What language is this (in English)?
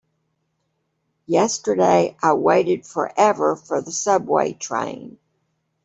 English